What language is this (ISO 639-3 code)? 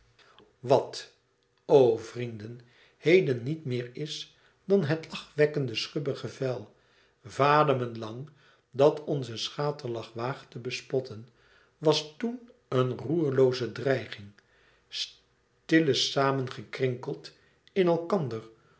nld